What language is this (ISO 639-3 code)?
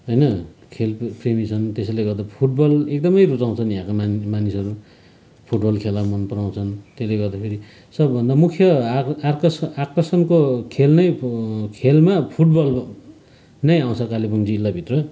nep